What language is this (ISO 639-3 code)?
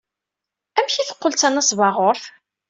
kab